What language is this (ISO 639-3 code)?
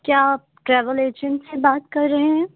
urd